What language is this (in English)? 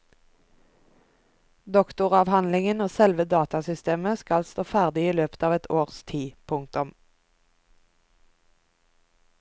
Norwegian